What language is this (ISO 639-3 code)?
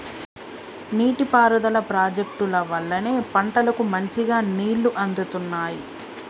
tel